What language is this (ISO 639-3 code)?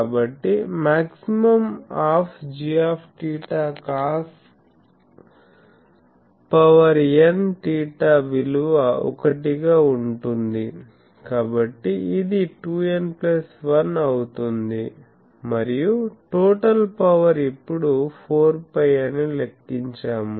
tel